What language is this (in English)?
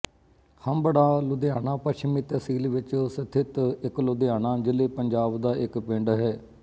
Punjabi